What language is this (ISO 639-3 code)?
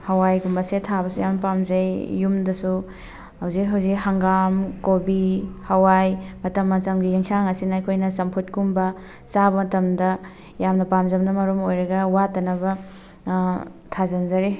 mni